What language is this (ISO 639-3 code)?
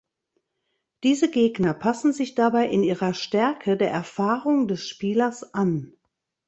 deu